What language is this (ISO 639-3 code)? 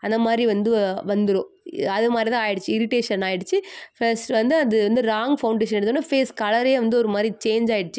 tam